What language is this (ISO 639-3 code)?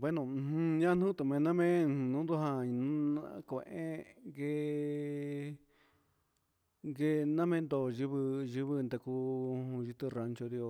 mxs